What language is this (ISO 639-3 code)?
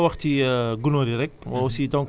wol